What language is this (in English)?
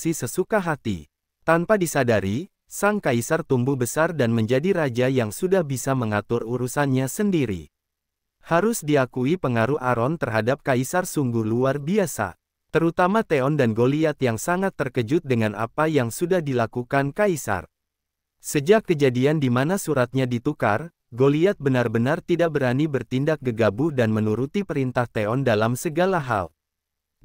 Indonesian